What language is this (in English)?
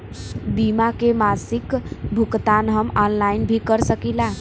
Bhojpuri